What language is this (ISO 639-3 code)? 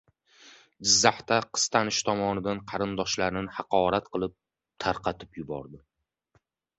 uzb